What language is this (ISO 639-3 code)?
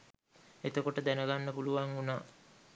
sin